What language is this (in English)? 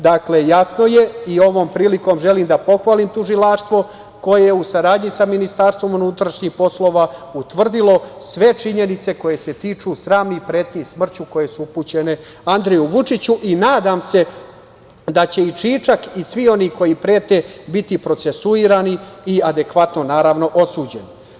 Serbian